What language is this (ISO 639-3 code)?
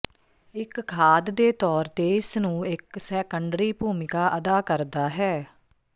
pan